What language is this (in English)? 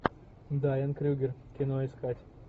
Russian